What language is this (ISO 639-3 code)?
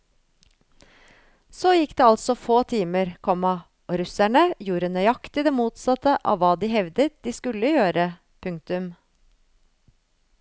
nor